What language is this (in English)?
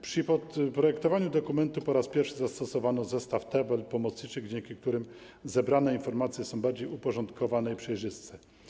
Polish